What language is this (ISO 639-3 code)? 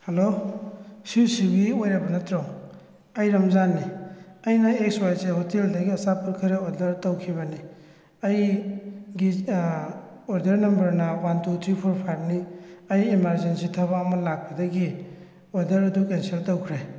mni